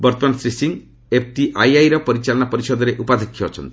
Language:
Odia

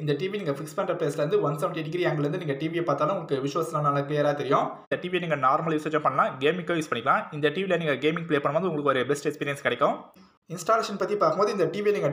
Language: Tamil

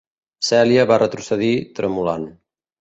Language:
Catalan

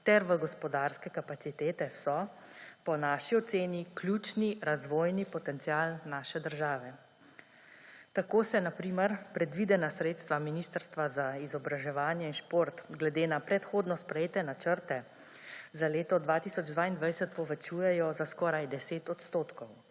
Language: Slovenian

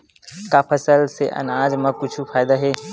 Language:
Chhattisgarhi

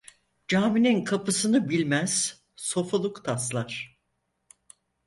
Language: Turkish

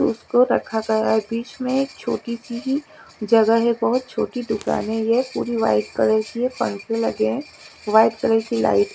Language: Hindi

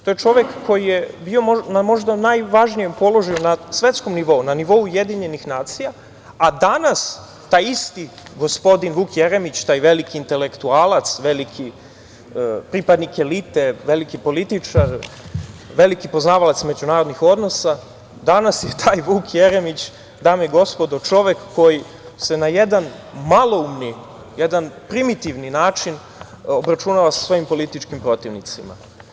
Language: Serbian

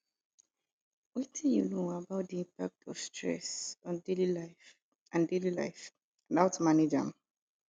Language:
Nigerian Pidgin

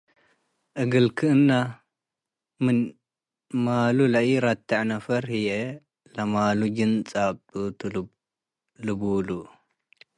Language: Tigre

